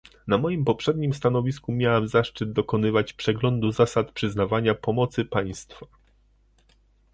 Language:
Polish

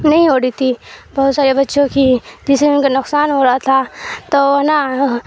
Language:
Urdu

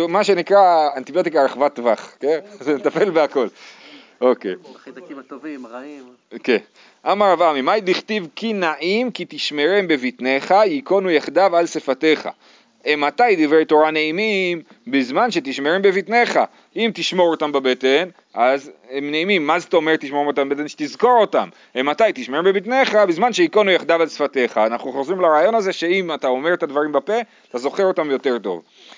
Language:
Hebrew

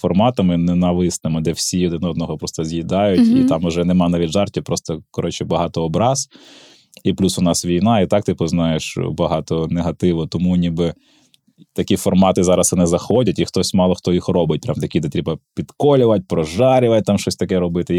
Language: Ukrainian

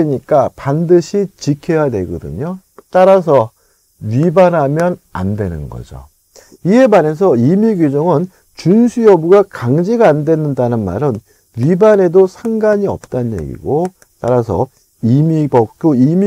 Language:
Korean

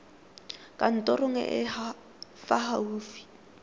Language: Tswana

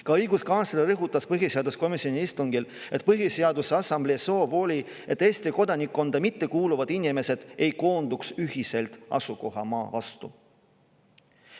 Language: Estonian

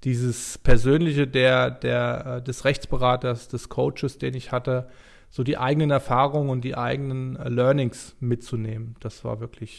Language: German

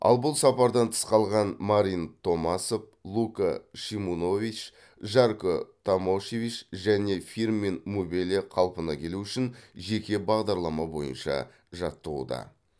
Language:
Kazakh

